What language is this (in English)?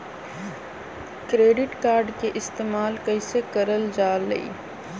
Magahi